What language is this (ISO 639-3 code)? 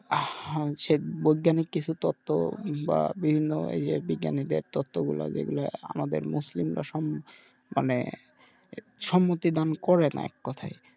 ben